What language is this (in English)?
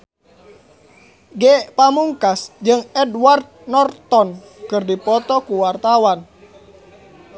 Sundanese